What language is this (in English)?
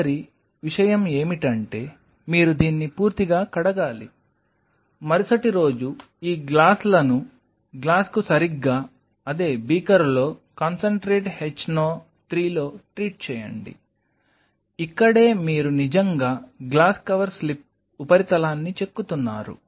Telugu